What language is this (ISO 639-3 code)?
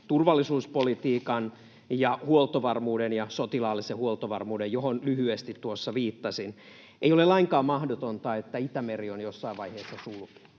fin